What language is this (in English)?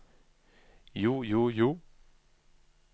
Norwegian